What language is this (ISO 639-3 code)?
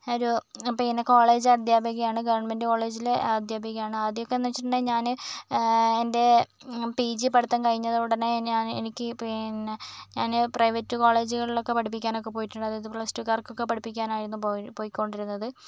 mal